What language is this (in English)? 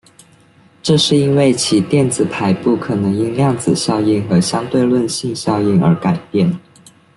Chinese